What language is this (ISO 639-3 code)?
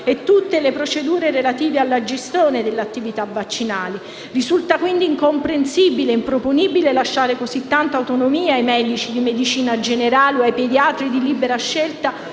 ita